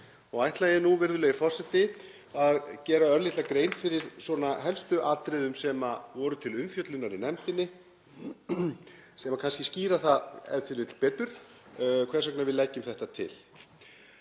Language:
Icelandic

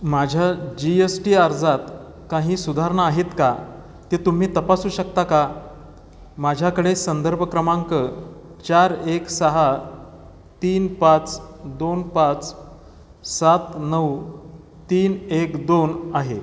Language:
Marathi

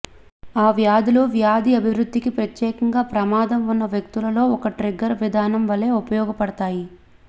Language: Telugu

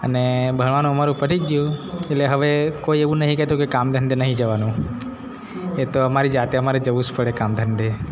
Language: Gujarati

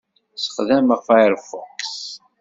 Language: Kabyle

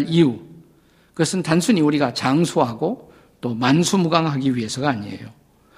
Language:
Korean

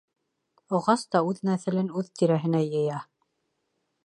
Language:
Bashkir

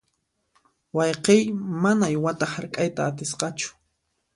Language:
Puno Quechua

